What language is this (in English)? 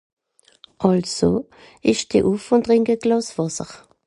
Swiss German